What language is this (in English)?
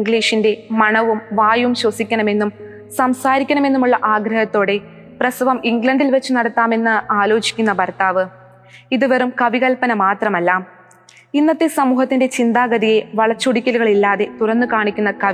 Malayalam